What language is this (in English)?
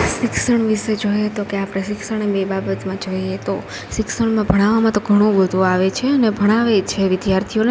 Gujarati